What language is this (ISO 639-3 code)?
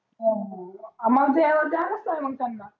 mar